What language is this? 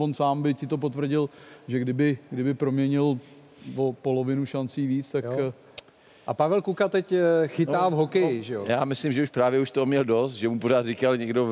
Czech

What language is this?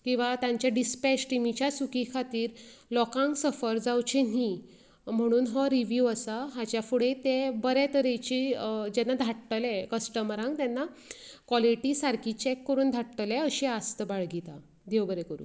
Konkani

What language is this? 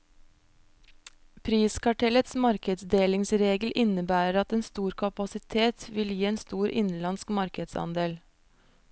Norwegian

